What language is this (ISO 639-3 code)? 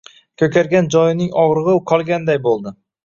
uzb